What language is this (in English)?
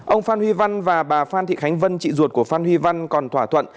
Vietnamese